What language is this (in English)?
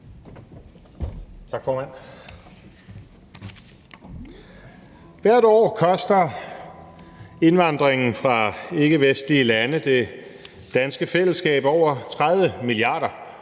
Danish